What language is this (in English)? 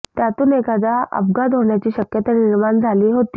Marathi